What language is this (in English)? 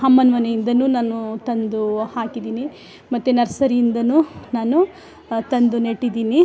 Kannada